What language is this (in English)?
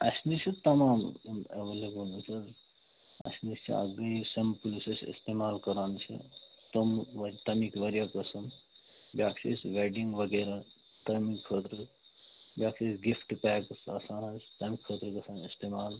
Kashmiri